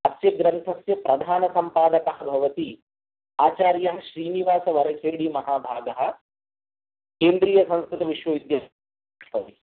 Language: Sanskrit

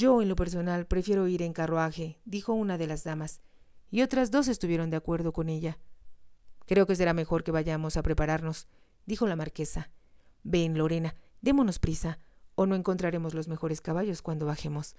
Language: Spanish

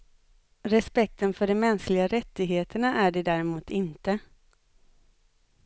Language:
Swedish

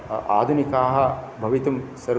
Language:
Sanskrit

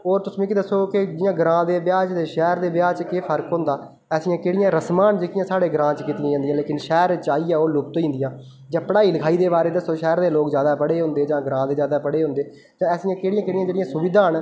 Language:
Dogri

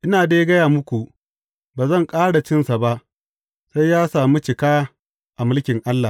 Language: Hausa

